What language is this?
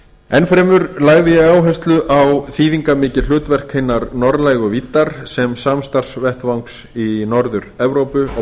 Icelandic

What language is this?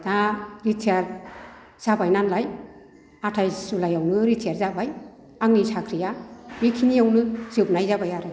Bodo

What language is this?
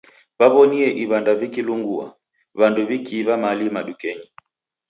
Taita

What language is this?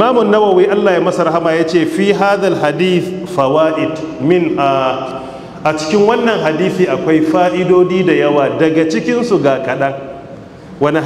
Arabic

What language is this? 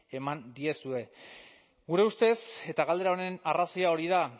Basque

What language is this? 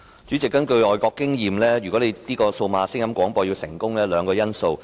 Cantonese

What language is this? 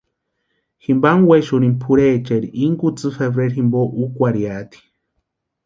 Western Highland Purepecha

